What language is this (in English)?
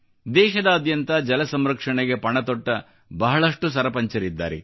Kannada